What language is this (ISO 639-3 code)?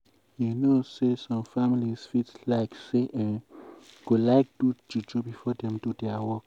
pcm